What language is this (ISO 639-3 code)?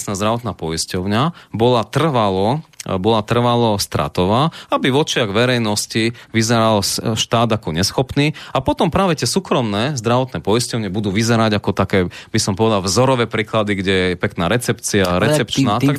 slk